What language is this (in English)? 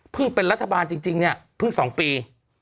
Thai